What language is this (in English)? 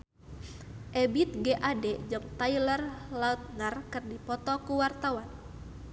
Sundanese